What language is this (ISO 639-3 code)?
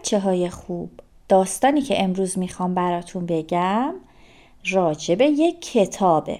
fas